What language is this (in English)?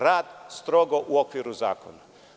Serbian